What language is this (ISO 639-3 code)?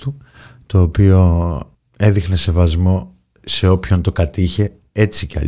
ell